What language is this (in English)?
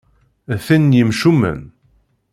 Kabyle